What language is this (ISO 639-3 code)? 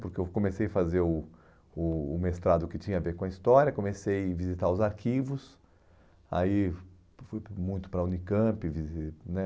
por